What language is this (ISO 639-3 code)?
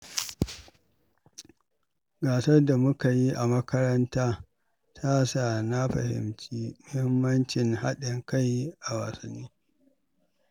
hau